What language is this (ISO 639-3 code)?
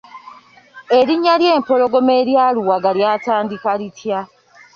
lug